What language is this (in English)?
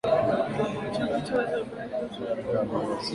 Swahili